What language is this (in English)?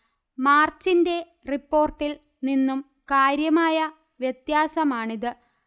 Malayalam